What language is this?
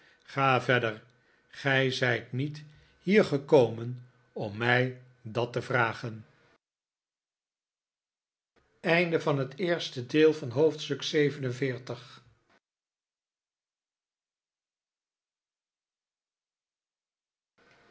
Dutch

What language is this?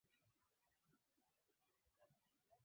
Swahili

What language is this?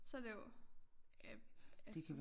Danish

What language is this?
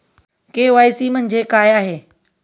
Marathi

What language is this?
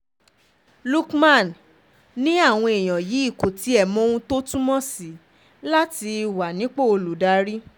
Yoruba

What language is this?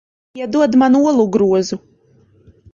Latvian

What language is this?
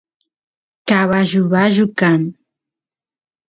Santiago del Estero Quichua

